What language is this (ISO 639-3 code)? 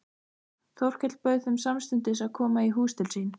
isl